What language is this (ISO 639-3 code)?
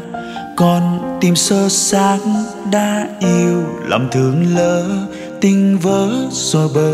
vie